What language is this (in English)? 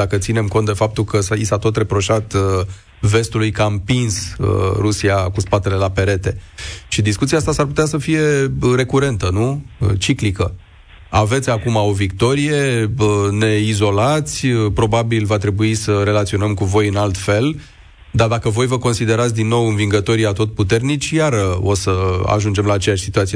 Romanian